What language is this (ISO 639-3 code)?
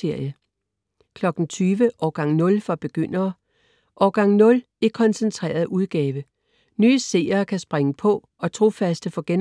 dan